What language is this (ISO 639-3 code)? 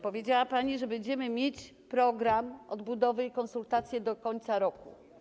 pol